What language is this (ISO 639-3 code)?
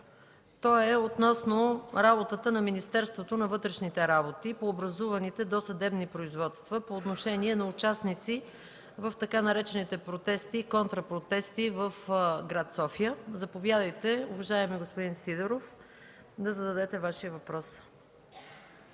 bul